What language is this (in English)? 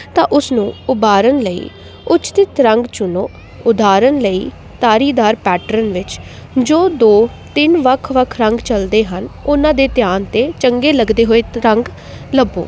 Punjabi